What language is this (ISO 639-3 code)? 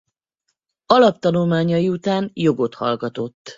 hun